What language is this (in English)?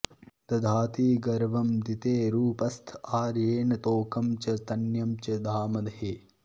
Sanskrit